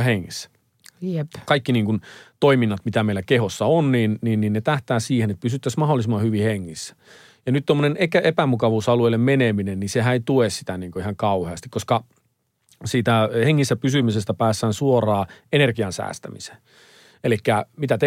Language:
Finnish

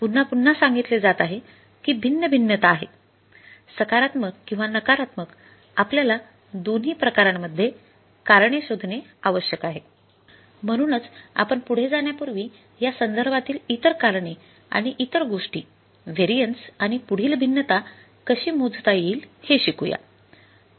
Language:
Marathi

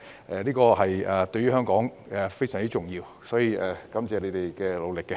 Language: Cantonese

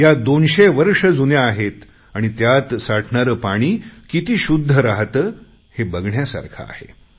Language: Marathi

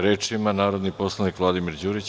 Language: Serbian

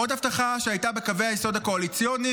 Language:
Hebrew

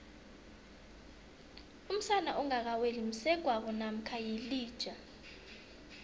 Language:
South Ndebele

